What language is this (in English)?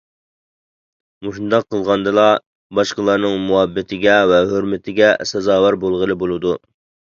Uyghur